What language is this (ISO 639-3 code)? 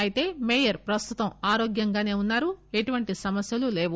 tel